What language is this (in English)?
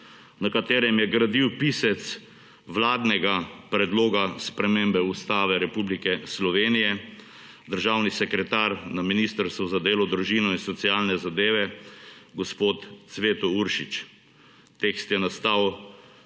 Slovenian